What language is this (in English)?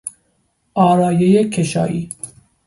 Persian